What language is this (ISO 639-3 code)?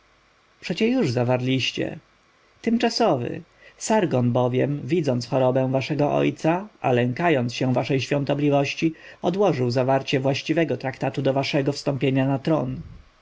pol